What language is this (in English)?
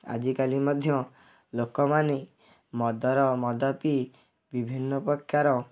Odia